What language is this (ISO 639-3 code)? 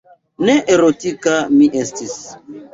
epo